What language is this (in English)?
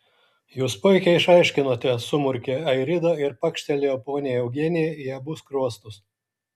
Lithuanian